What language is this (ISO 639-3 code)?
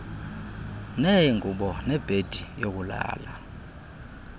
xho